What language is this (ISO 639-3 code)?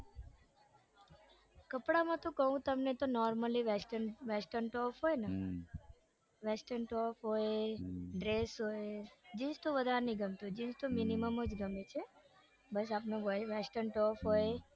guj